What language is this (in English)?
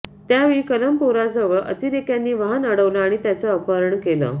Marathi